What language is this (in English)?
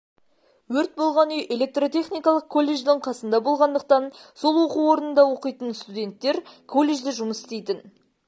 Kazakh